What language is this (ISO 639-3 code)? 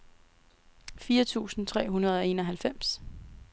dan